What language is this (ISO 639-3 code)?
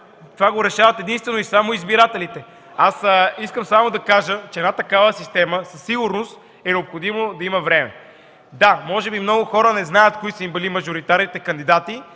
bul